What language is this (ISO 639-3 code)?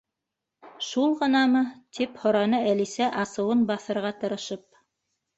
bak